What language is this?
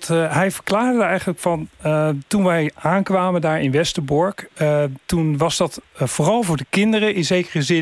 Dutch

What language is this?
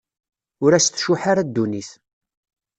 Kabyle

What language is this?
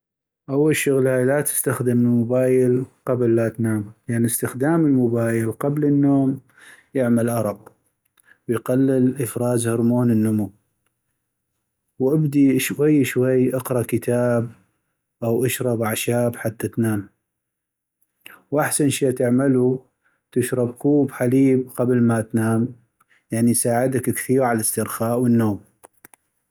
North Mesopotamian Arabic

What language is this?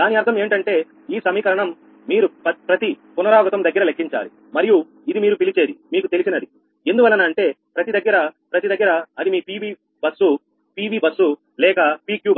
Telugu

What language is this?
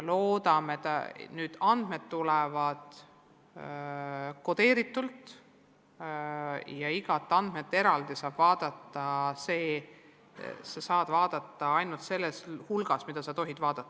Estonian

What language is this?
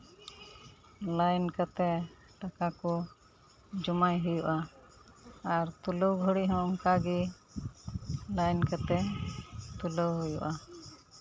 Santali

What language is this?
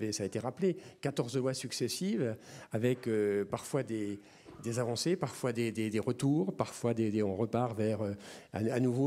French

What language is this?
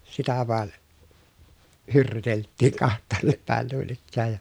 Finnish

